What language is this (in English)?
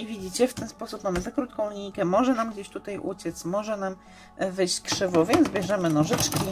Polish